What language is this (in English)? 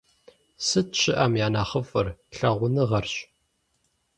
Kabardian